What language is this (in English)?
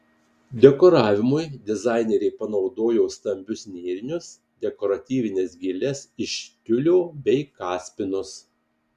Lithuanian